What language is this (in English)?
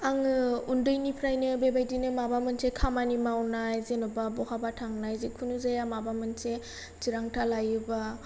Bodo